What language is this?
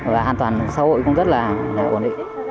Vietnamese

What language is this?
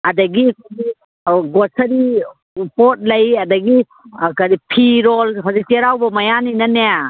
Manipuri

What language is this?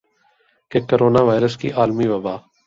Urdu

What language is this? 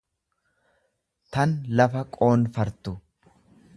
Oromo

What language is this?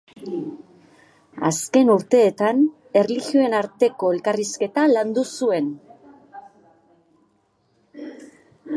Basque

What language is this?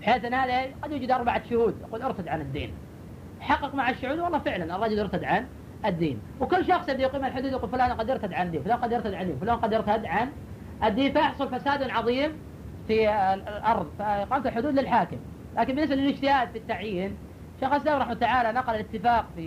Arabic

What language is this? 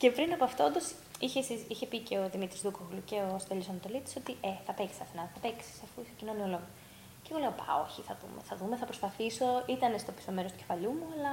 Greek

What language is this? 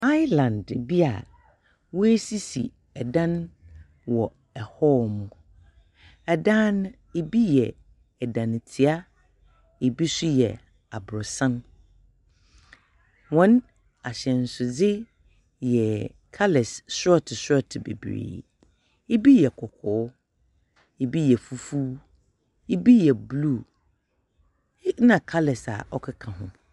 Akan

